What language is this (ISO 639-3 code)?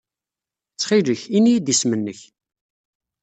kab